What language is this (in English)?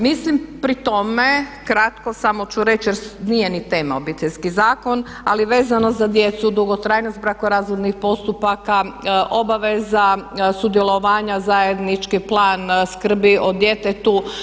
Croatian